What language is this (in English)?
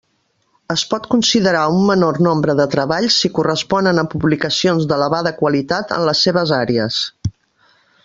Catalan